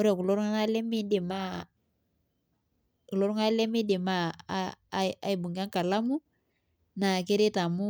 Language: Masai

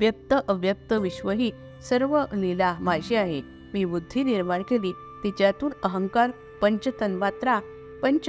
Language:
Marathi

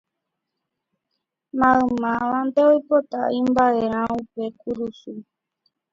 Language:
Guarani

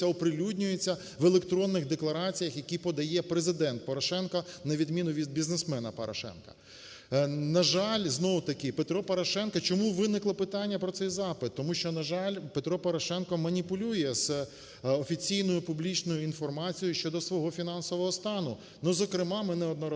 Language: Ukrainian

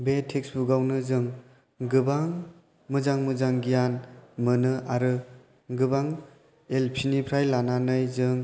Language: Bodo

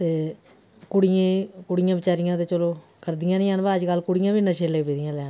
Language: Dogri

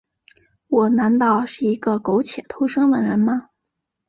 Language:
Chinese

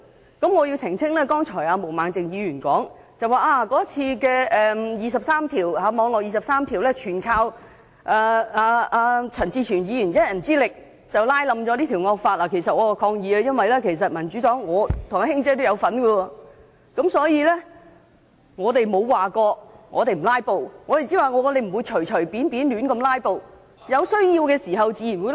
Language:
Cantonese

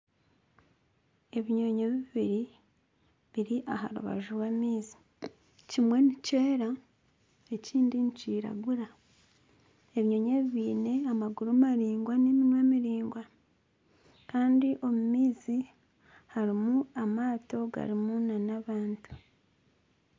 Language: Nyankole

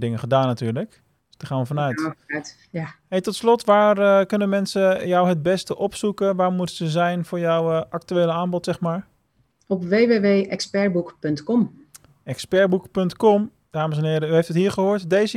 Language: Dutch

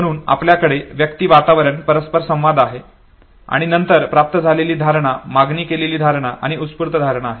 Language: Marathi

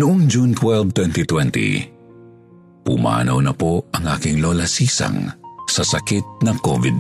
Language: Filipino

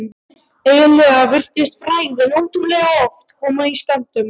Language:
Icelandic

